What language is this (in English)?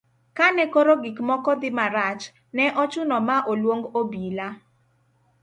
Luo (Kenya and Tanzania)